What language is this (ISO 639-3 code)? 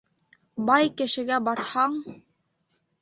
bak